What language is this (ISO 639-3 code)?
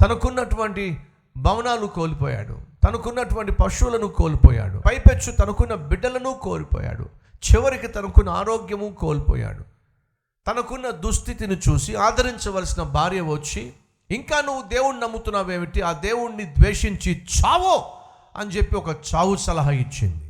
tel